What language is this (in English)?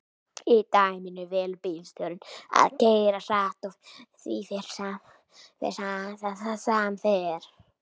Icelandic